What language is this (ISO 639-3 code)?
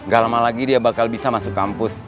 ind